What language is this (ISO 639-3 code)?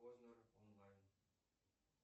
rus